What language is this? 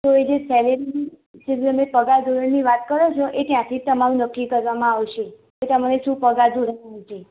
Gujarati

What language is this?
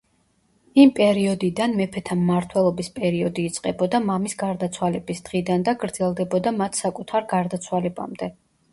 Georgian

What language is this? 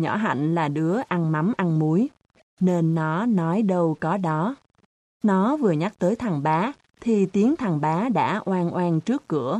Vietnamese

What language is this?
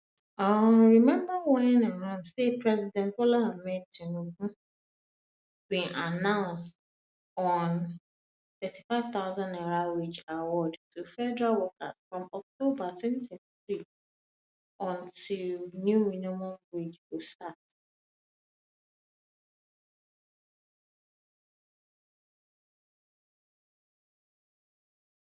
Nigerian Pidgin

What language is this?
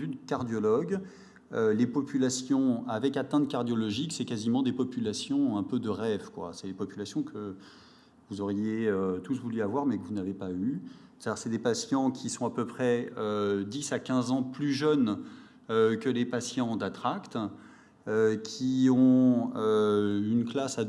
French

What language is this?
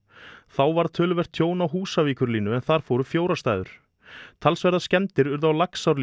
Icelandic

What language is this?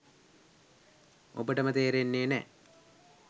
Sinhala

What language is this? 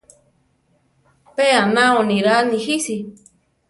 Central Tarahumara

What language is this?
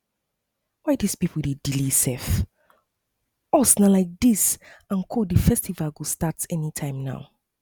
Nigerian Pidgin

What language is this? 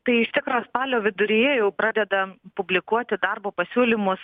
Lithuanian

